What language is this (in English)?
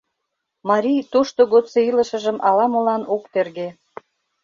Mari